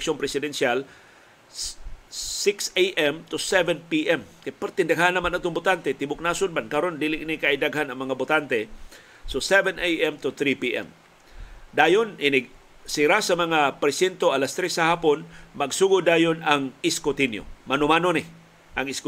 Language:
Filipino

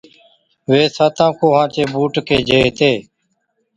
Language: Od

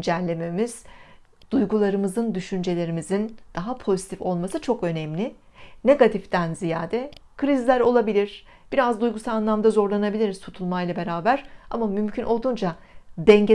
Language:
Turkish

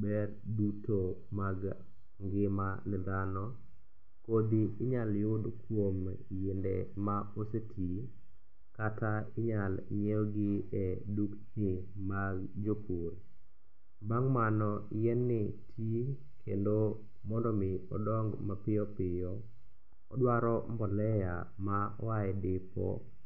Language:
Luo (Kenya and Tanzania)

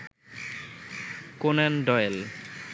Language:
Bangla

